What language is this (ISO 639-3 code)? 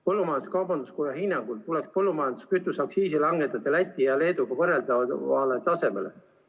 est